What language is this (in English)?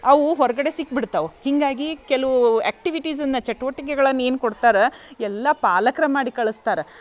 Kannada